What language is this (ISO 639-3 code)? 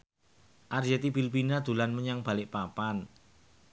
jav